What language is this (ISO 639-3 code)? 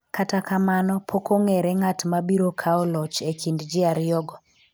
luo